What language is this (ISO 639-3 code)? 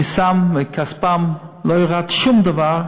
heb